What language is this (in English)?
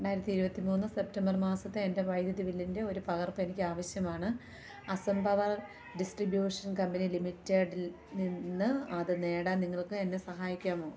Malayalam